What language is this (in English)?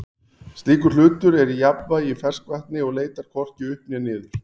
Icelandic